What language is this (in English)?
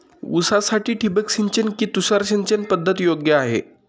Marathi